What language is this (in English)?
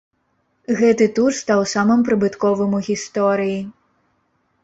Belarusian